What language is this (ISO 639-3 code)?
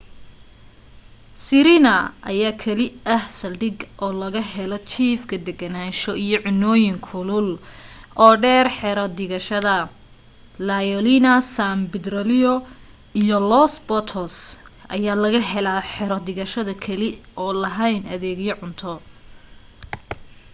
som